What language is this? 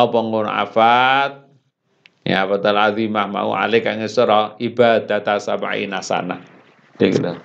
Indonesian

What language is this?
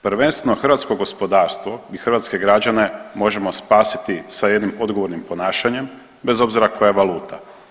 Croatian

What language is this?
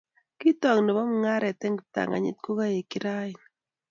Kalenjin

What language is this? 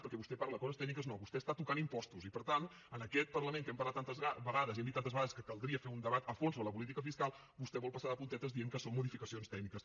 Catalan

